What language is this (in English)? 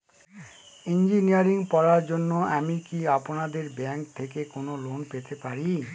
Bangla